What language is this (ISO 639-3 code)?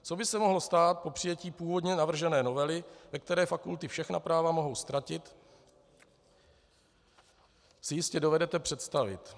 ces